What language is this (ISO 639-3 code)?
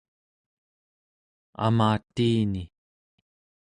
esu